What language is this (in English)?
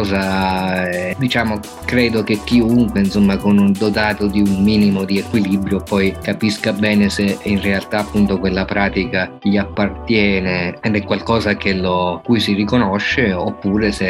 Italian